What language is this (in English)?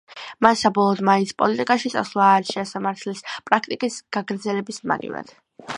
Georgian